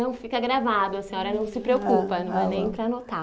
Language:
Portuguese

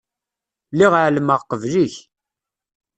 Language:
Kabyle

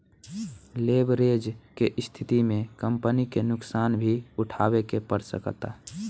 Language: Bhojpuri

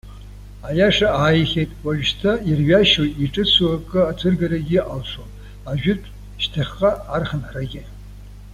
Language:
Abkhazian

